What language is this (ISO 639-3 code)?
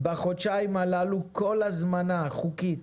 heb